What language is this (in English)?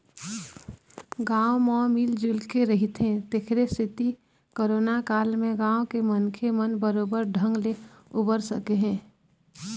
Chhattisgarhi